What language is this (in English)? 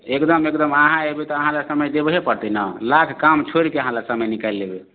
Maithili